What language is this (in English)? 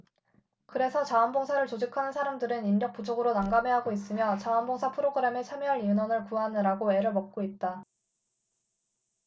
Korean